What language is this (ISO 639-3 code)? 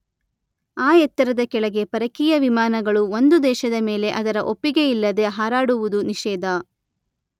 kan